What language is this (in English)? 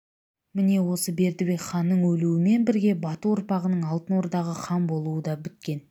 Kazakh